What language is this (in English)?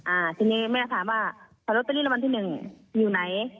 Thai